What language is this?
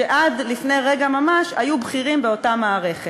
Hebrew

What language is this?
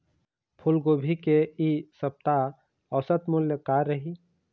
Chhattisgarhi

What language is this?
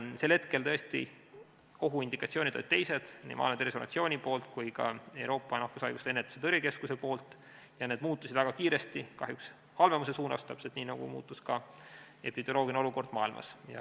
Estonian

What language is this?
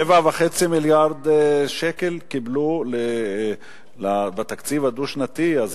Hebrew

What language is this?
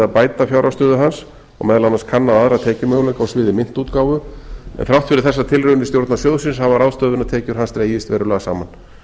Icelandic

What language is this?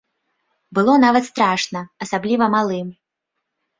Belarusian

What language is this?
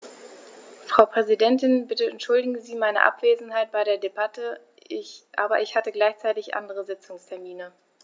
German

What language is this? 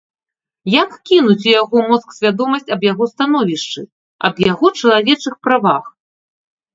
Belarusian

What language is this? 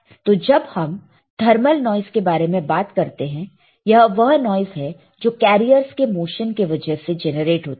Hindi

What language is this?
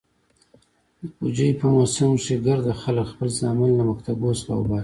Pashto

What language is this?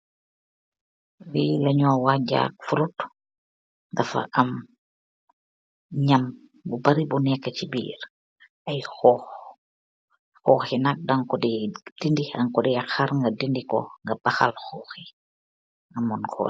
Wolof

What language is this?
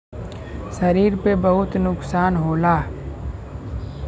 Bhojpuri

